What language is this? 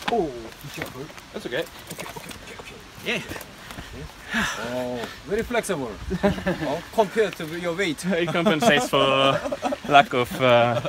Italian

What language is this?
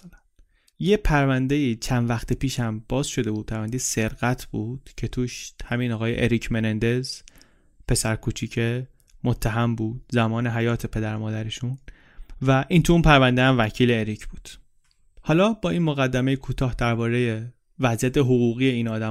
Persian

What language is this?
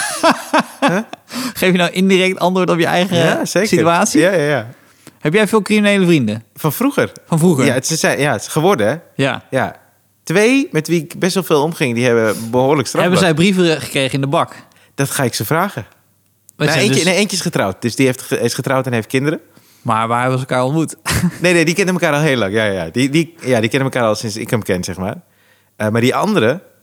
Dutch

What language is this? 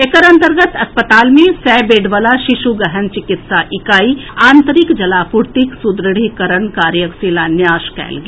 Maithili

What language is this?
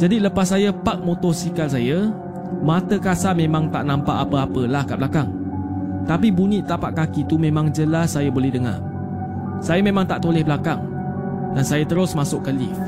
Malay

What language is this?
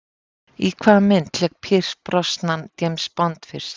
Icelandic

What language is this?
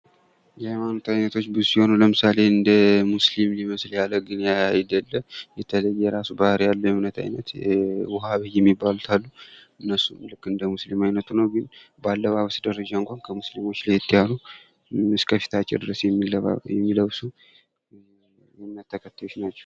Amharic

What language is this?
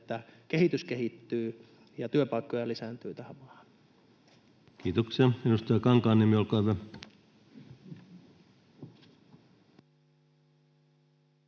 Finnish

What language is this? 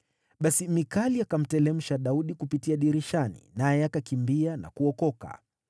Swahili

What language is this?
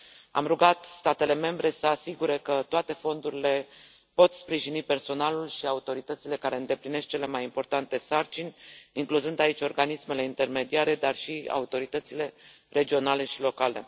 Romanian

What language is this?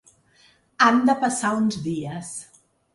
Catalan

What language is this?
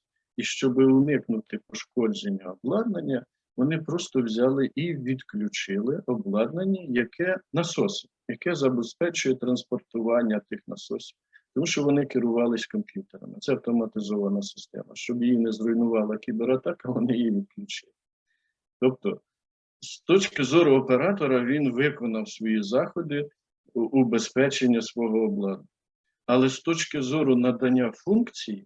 Ukrainian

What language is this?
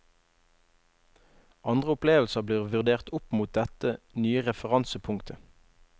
Norwegian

